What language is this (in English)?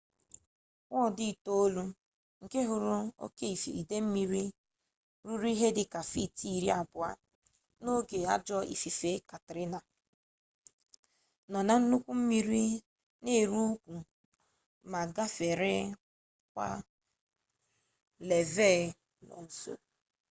Igbo